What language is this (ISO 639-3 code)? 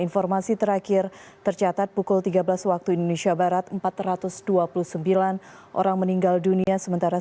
ind